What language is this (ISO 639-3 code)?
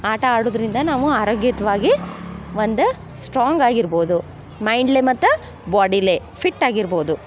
kan